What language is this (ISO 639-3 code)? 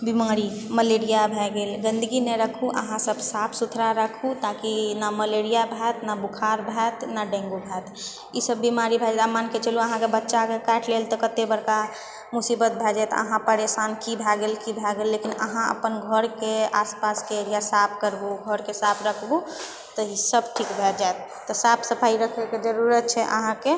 mai